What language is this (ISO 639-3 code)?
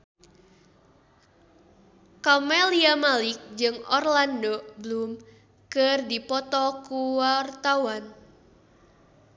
sun